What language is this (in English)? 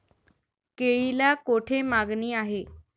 Marathi